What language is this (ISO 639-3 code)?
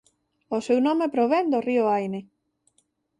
glg